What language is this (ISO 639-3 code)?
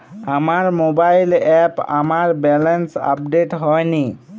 ben